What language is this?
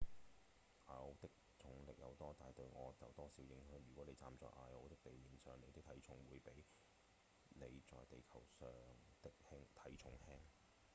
Cantonese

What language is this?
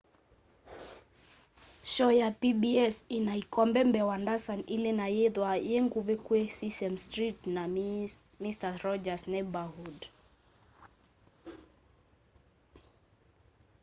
Kamba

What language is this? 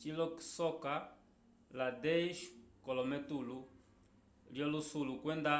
Umbundu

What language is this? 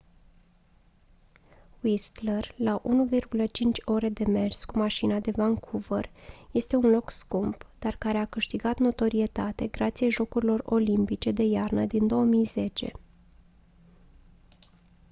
Romanian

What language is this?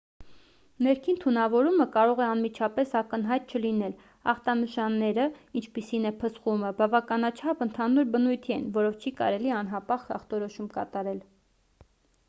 Armenian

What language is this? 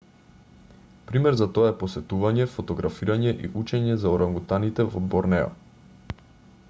Macedonian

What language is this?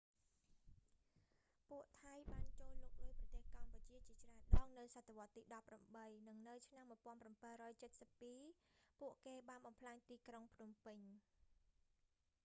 Khmer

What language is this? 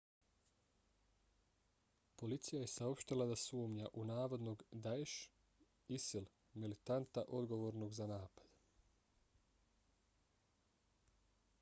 Bosnian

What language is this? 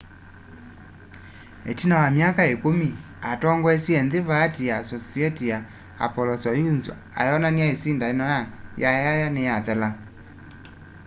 Kamba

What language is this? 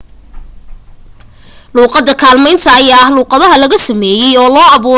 Somali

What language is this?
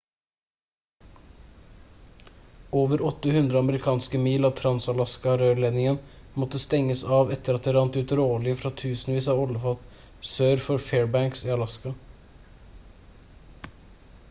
Norwegian Bokmål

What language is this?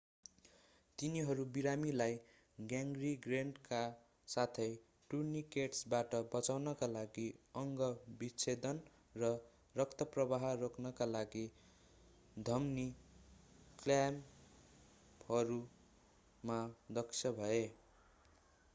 Nepali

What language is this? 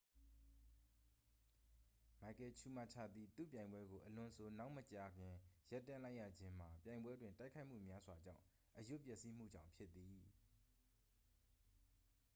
Burmese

